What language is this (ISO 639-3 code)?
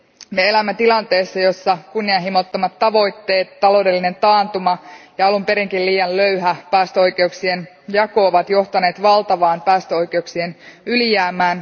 fin